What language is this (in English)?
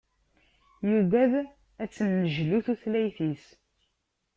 Kabyle